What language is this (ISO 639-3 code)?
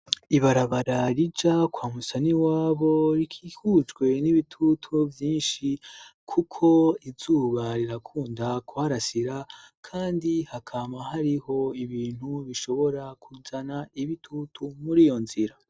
run